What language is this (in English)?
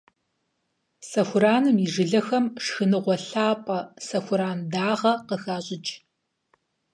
Kabardian